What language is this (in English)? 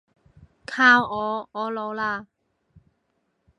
Cantonese